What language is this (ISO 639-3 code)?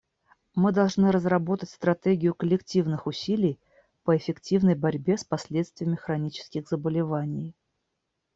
rus